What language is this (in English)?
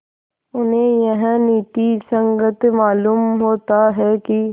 Hindi